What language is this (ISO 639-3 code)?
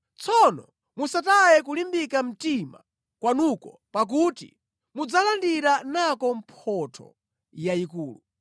nya